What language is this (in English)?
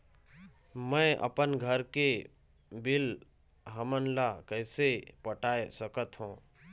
Chhattisgarhi